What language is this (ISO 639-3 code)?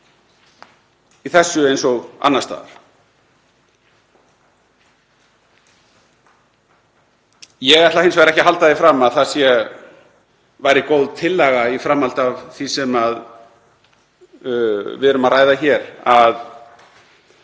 isl